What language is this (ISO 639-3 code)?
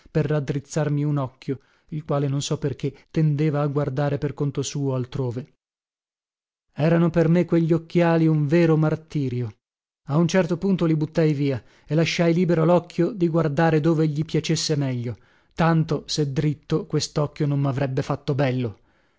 ita